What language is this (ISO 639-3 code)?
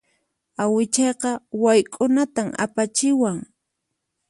qxp